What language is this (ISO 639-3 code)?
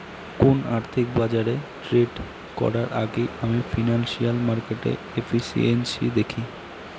ben